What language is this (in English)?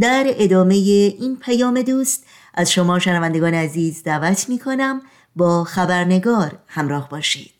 Persian